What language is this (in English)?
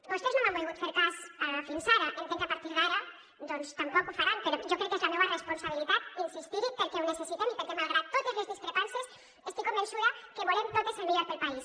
Catalan